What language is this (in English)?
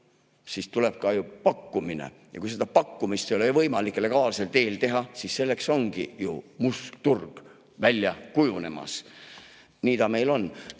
Estonian